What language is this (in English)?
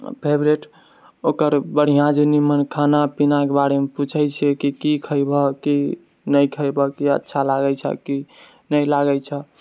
Maithili